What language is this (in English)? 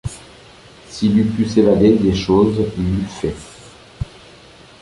French